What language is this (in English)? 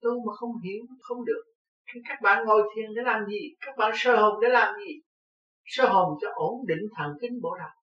Vietnamese